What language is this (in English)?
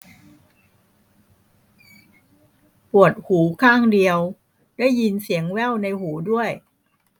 Thai